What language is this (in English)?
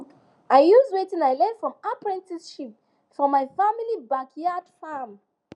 Nigerian Pidgin